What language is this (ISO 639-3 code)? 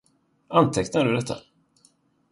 swe